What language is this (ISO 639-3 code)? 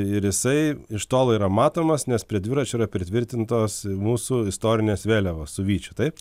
lit